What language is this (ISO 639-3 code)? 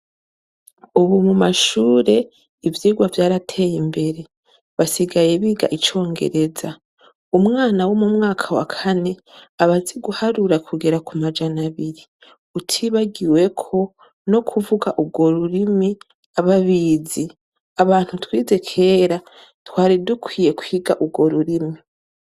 run